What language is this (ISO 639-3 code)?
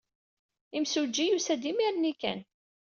kab